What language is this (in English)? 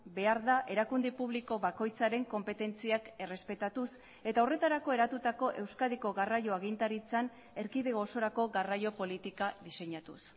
Basque